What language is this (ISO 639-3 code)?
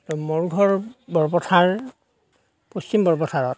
asm